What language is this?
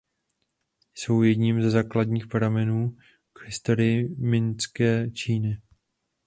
Czech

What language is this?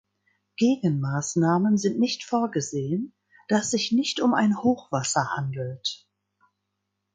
German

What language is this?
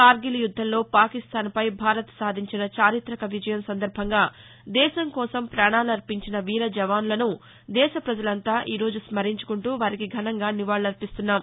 Telugu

